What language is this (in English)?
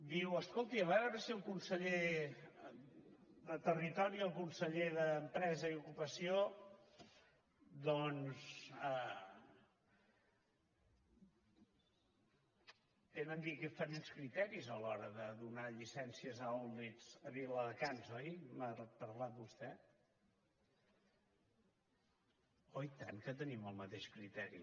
Catalan